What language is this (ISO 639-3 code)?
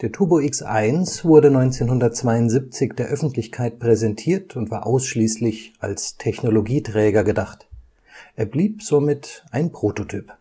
deu